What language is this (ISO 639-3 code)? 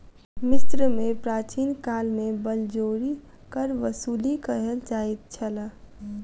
mai